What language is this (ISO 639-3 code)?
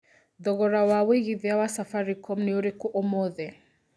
kik